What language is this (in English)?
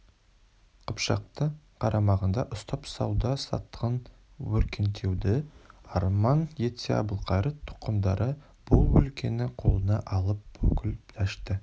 Kazakh